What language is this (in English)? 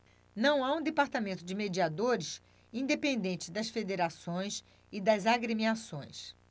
Portuguese